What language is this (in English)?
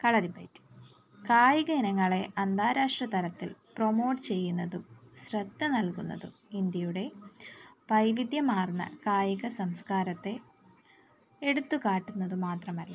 Malayalam